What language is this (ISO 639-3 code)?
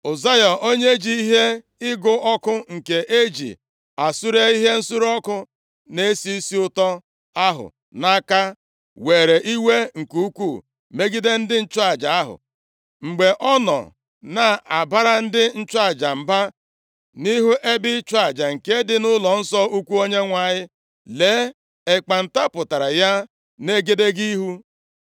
ibo